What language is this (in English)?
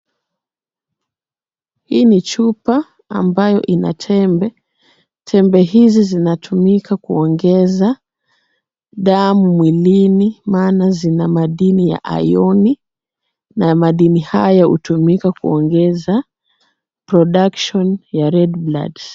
Swahili